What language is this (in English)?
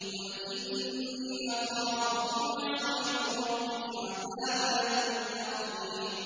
Arabic